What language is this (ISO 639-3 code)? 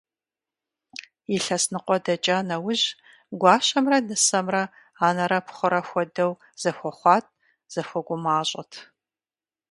kbd